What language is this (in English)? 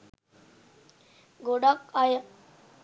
Sinhala